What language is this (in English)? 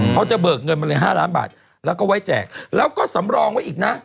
Thai